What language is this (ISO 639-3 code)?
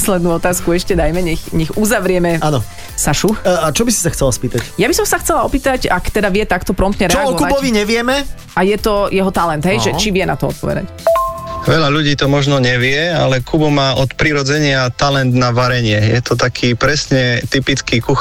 slk